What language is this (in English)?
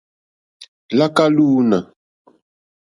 Mokpwe